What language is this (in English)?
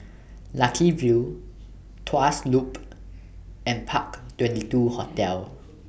English